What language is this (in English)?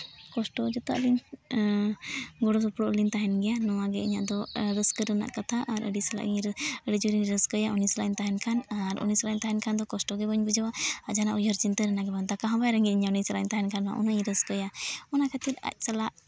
Santali